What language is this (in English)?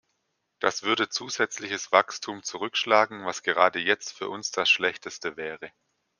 German